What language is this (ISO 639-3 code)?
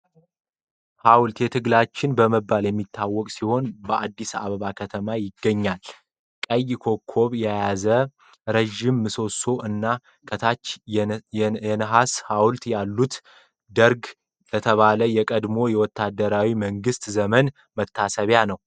amh